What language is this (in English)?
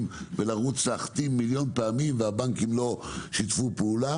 Hebrew